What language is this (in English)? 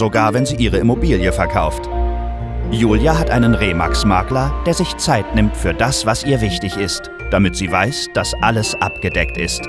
German